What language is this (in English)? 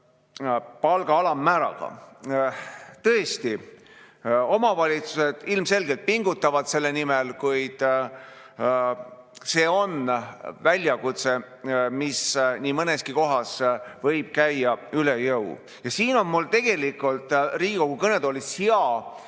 Estonian